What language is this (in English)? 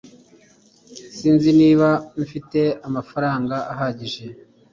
Kinyarwanda